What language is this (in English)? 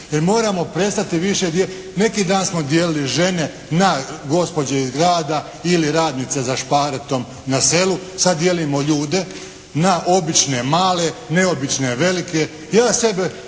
Croatian